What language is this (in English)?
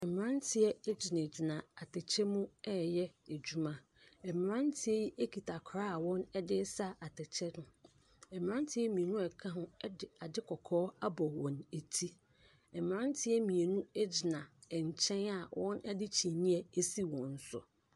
Akan